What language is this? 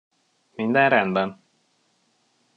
Hungarian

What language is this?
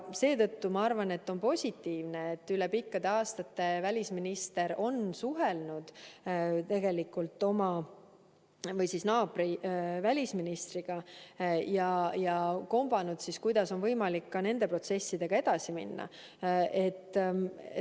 Estonian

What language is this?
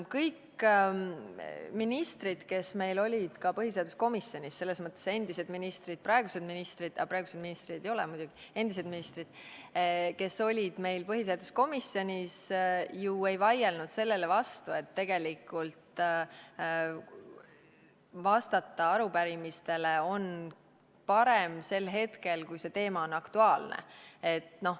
Estonian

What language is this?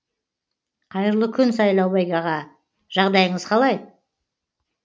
Kazakh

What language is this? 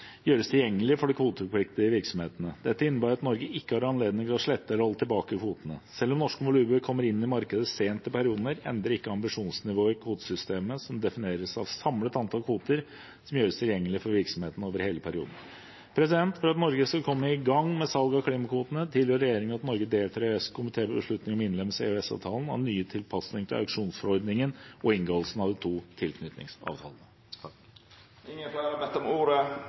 Norwegian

